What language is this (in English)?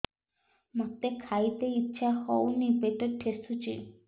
Odia